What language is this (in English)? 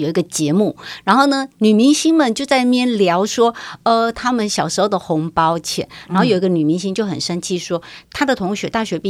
Chinese